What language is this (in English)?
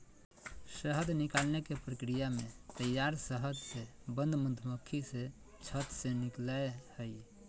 Magahi